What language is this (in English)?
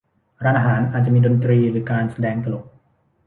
Thai